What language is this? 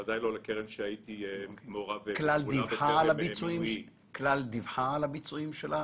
Hebrew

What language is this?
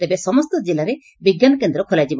Odia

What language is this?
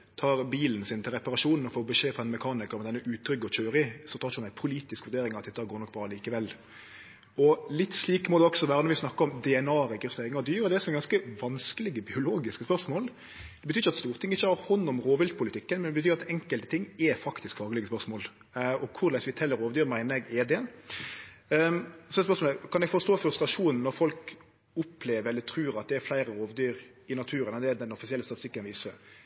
Norwegian Nynorsk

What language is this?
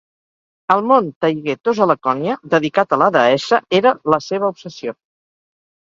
Catalan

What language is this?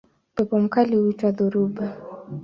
Swahili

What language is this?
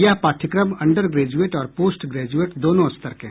Hindi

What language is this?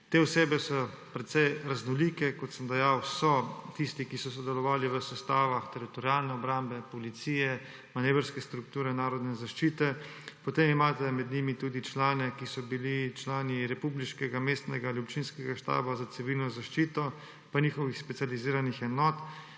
Slovenian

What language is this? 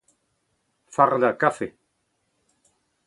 Breton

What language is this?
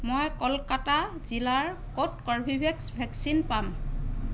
Assamese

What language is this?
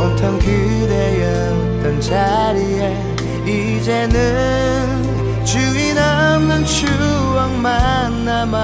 Korean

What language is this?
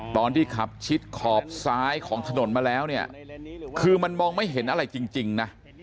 Thai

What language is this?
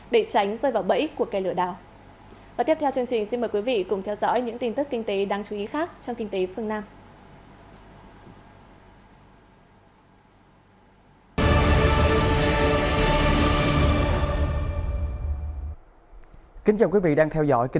Vietnamese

